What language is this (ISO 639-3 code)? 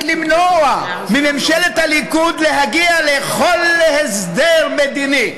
heb